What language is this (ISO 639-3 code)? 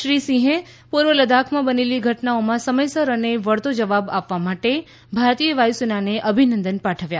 guj